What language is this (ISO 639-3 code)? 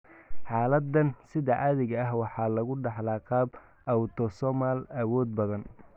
som